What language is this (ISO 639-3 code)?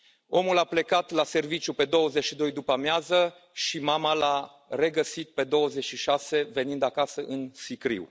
ron